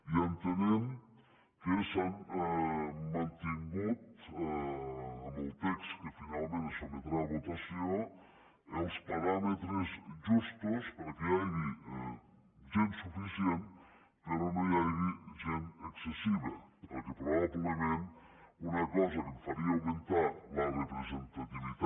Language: Catalan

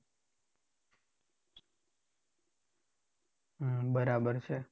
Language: Gujarati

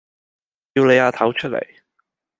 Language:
Cantonese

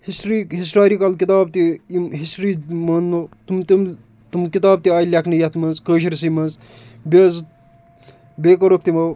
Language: Kashmiri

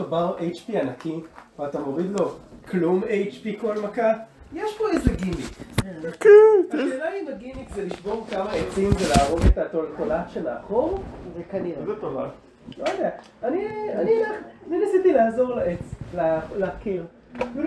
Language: Hebrew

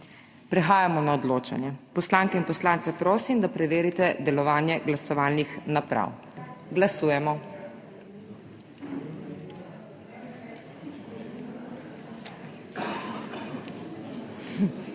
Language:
Slovenian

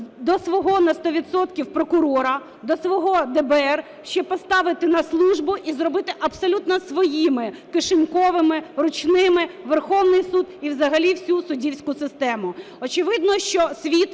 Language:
Ukrainian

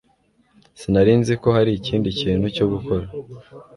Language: Kinyarwanda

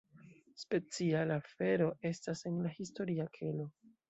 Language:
Esperanto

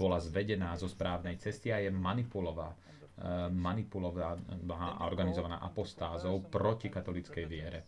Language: Slovak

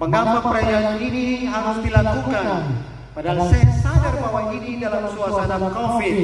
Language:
Indonesian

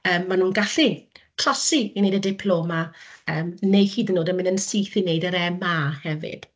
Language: Welsh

